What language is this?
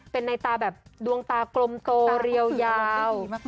Thai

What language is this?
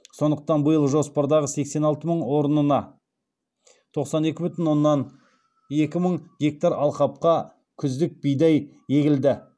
Kazakh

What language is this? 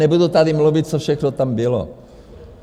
Czech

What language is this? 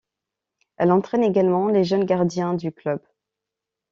French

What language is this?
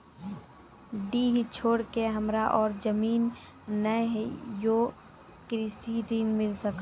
Maithili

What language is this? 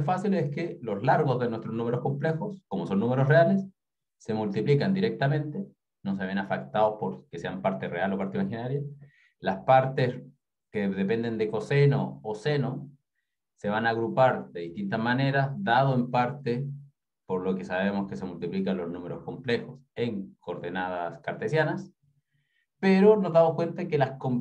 Spanish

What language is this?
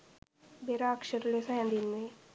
Sinhala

